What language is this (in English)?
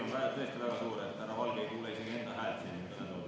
Estonian